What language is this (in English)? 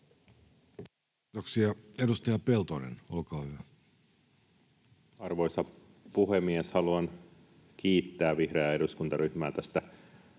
Finnish